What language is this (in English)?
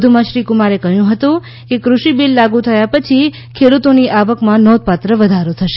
Gujarati